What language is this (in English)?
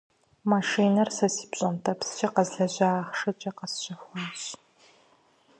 Kabardian